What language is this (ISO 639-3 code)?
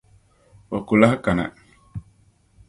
dag